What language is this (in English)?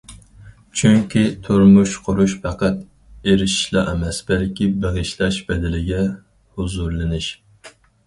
Uyghur